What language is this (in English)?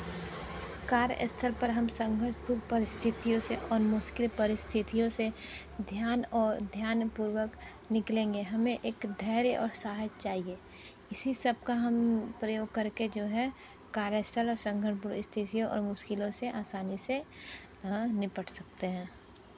Hindi